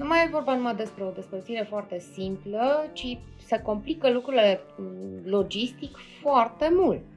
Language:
Romanian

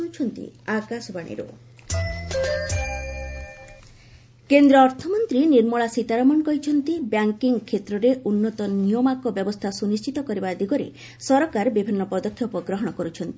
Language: Odia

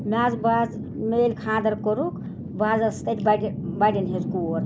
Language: Kashmiri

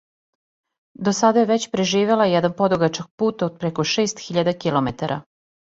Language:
Serbian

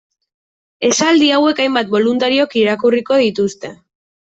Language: Basque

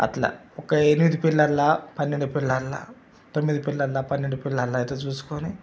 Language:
Telugu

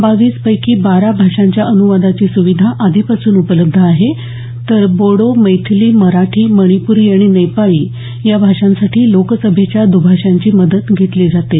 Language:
Marathi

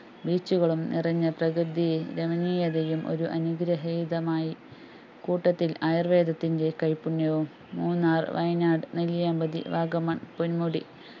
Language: Malayalam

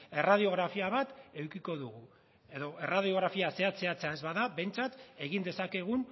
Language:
Basque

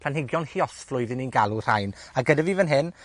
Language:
Welsh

